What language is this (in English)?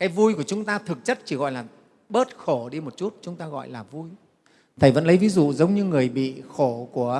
Vietnamese